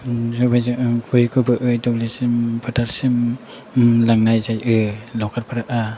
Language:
Bodo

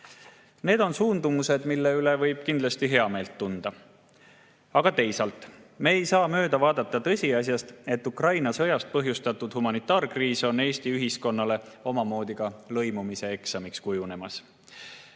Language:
Estonian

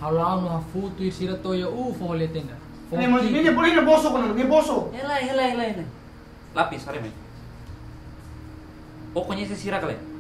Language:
Indonesian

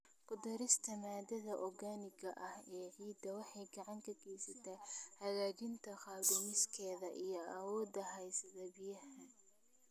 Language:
Somali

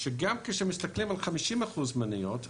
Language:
Hebrew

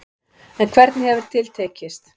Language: Icelandic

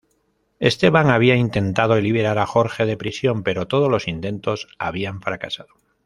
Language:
Spanish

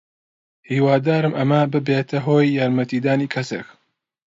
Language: Central Kurdish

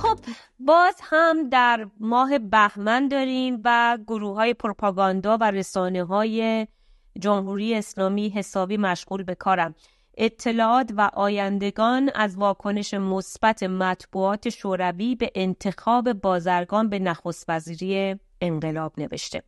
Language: Persian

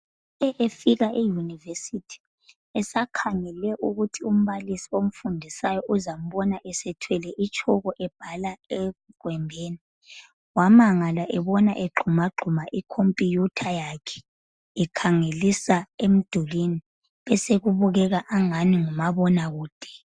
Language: North Ndebele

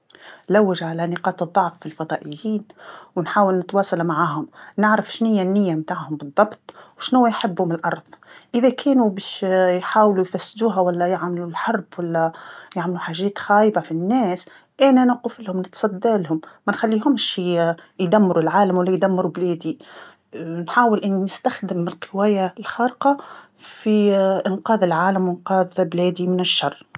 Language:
Tunisian Arabic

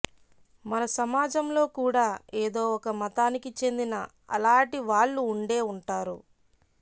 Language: Telugu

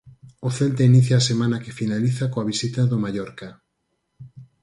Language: Galician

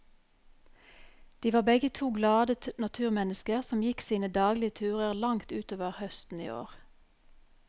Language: Norwegian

